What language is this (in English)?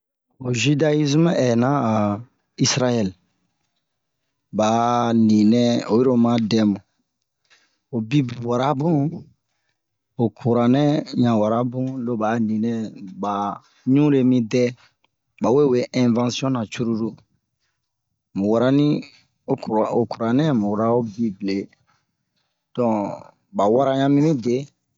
Bomu